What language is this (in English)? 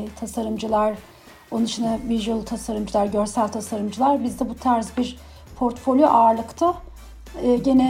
Turkish